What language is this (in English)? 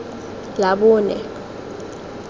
Tswana